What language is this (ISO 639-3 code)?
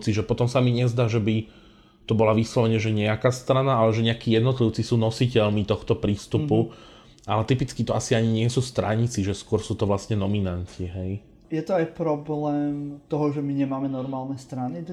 slk